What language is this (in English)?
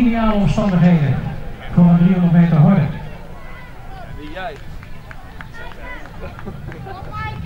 Dutch